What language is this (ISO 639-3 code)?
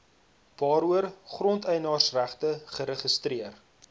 afr